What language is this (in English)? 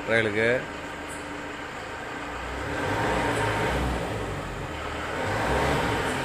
Indonesian